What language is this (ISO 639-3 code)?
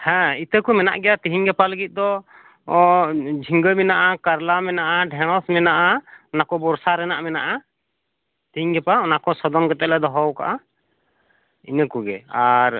sat